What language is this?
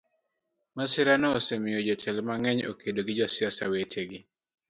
Luo (Kenya and Tanzania)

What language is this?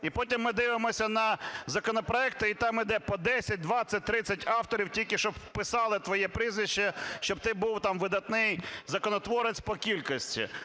Ukrainian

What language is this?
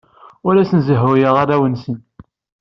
Kabyle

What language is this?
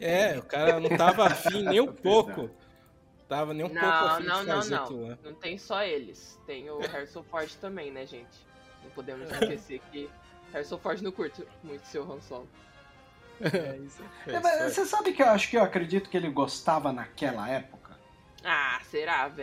Portuguese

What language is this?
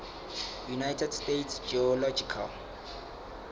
Southern Sotho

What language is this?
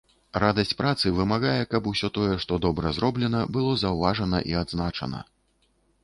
Belarusian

